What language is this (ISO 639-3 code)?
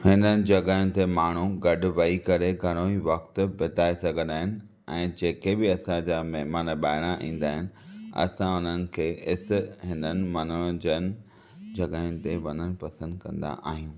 snd